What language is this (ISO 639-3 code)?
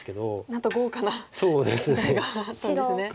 jpn